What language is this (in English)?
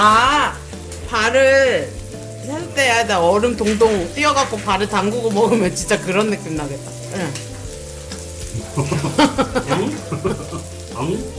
Korean